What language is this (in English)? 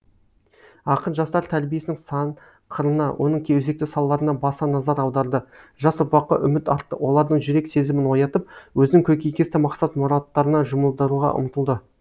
Kazakh